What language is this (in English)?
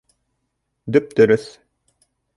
Bashkir